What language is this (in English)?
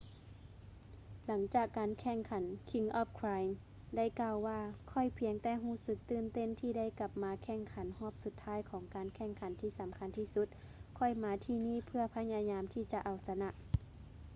Lao